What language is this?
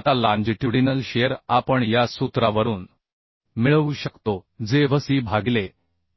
Marathi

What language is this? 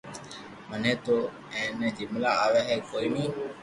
Loarki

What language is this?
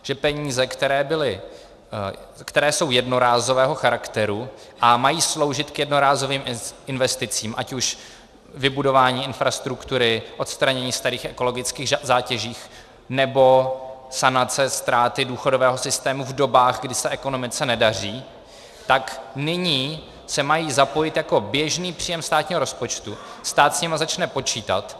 Czech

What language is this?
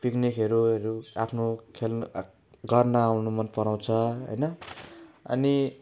Nepali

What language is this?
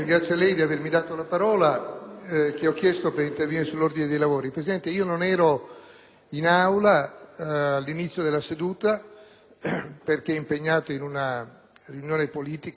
Italian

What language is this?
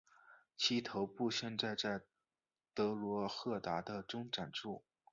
Chinese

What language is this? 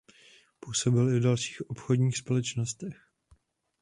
Czech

